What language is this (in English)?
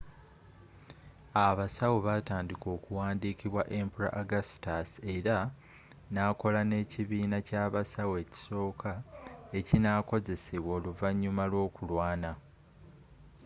Ganda